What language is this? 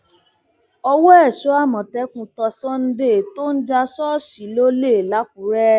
Yoruba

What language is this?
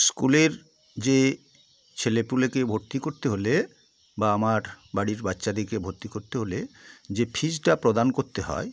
Bangla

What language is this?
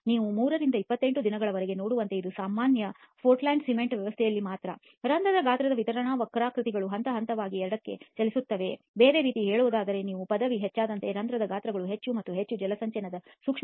Kannada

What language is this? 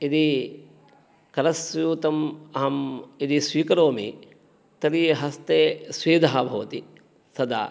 Sanskrit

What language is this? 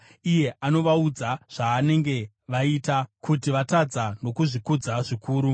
Shona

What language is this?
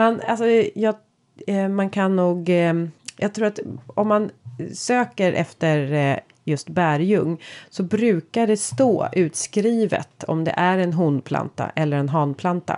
Swedish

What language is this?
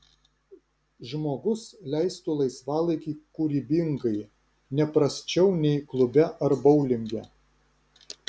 Lithuanian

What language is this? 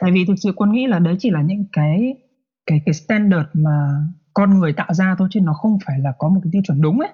Vietnamese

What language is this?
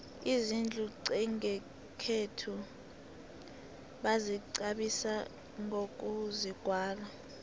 South Ndebele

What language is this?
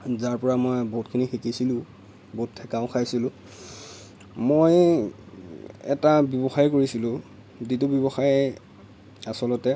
Assamese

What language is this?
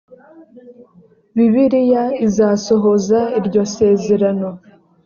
Kinyarwanda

